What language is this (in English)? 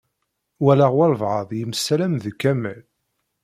Kabyle